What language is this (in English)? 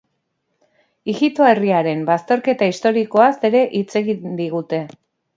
Basque